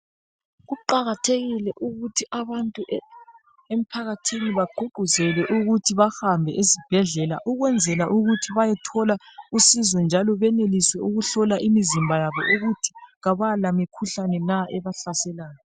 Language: North Ndebele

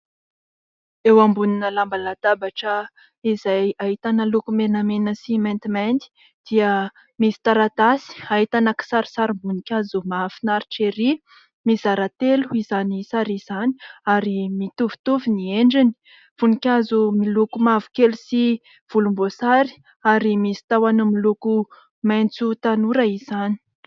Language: Malagasy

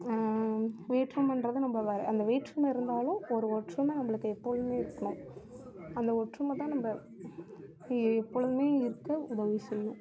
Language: Tamil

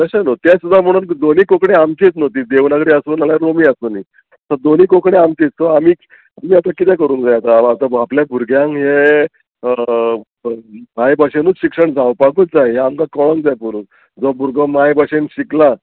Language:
Konkani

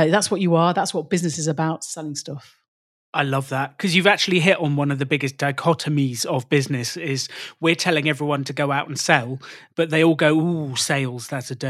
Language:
English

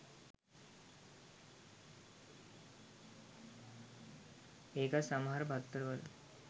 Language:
Sinhala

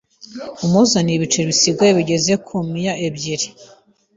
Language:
Kinyarwanda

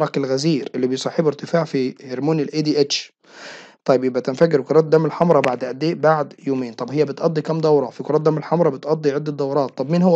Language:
Arabic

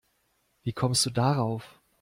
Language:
German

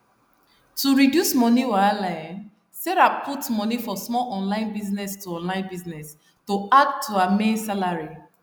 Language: Nigerian Pidgin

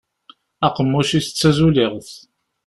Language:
Kabyle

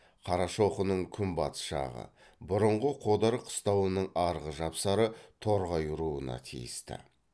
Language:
Kazakh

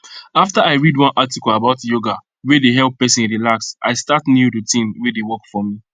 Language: Nigerian Pidgin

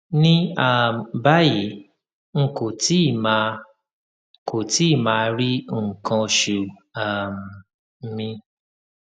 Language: Yoruba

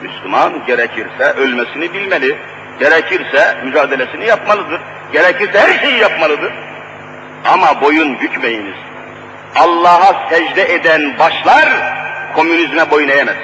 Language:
Turkish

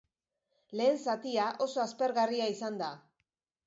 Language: Basque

